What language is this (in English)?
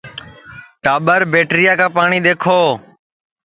Sansi